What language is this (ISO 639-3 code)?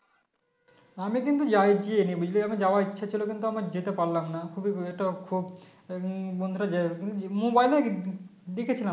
ben